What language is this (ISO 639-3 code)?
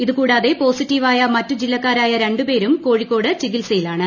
mal